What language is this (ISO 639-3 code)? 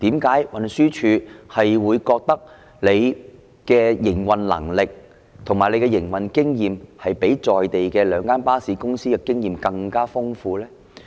yue